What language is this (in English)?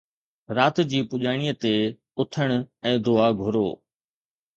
Sindhi